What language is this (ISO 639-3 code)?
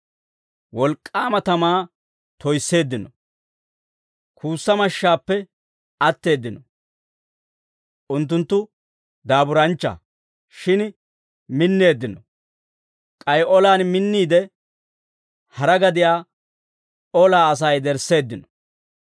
dwr